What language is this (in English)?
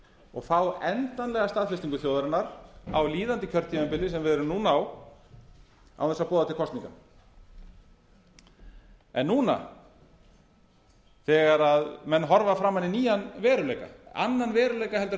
Icelandic